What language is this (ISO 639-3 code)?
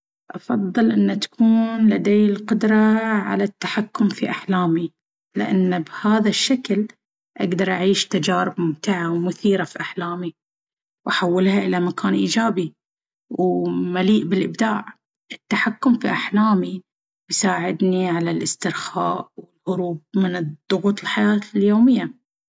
abv